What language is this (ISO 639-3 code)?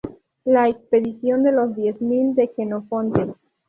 spa